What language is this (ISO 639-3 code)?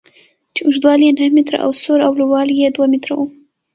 pus